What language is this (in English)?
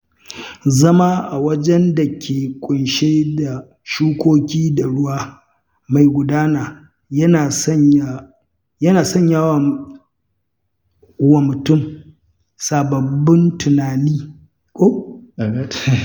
Hausa